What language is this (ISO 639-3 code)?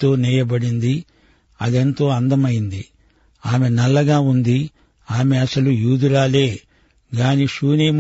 tel